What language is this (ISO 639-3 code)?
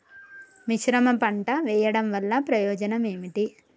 tel